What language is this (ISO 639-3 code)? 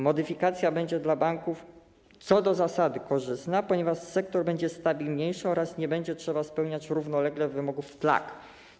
pol